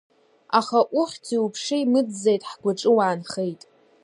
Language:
Abkhazian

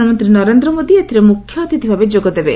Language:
Odia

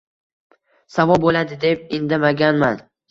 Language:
Uzbek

